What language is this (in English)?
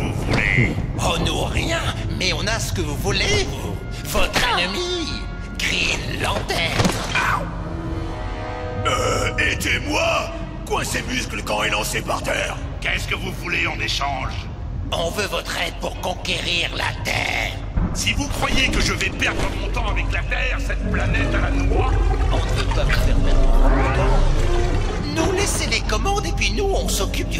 French